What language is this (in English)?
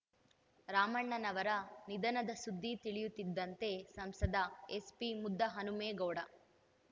Kannada